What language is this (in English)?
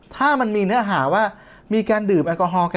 Thai